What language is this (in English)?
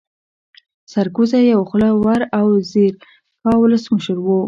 Pashto